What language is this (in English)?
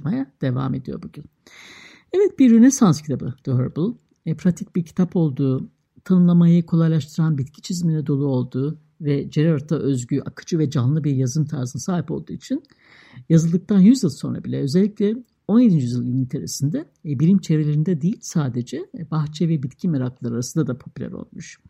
Turkish